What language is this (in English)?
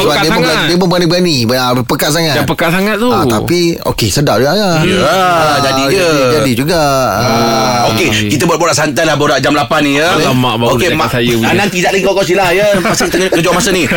Malay